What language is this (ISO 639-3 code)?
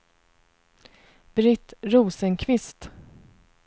swe